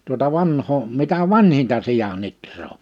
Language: Finnish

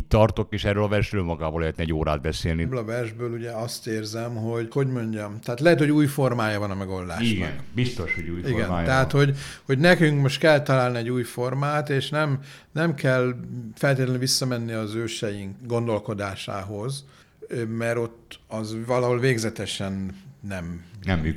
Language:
Hungarian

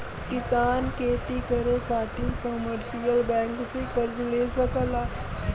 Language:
Bhojpuri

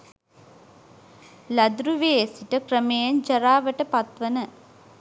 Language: Sinhala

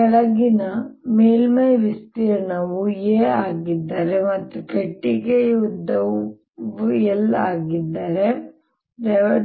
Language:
Kannada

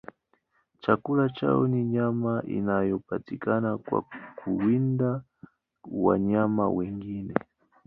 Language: Swahili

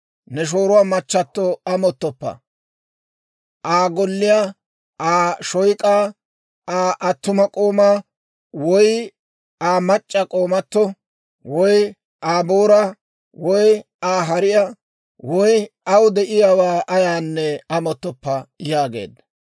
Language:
Dawro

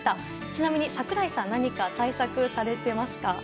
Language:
Japanese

